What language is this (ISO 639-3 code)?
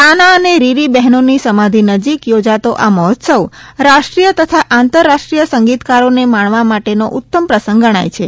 guj